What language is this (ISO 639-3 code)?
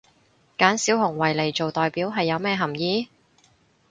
yue